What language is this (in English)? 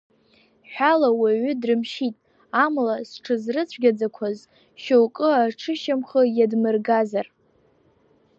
Abkhazian